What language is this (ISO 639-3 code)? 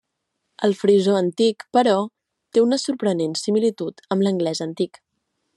cat